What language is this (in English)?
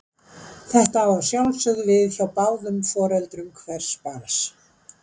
Icelandic